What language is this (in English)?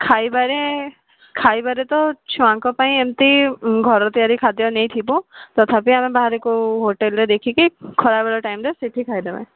Odia